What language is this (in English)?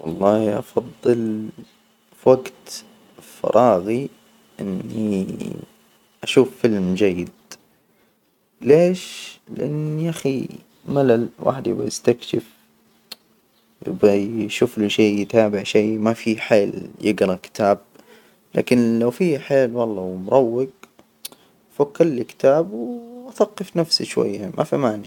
Hijazi Arabic